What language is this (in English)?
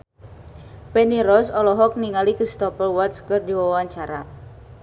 Sundanese